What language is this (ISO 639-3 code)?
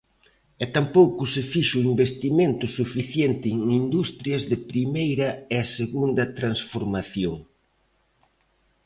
glg